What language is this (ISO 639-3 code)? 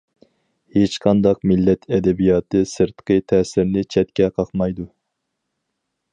uig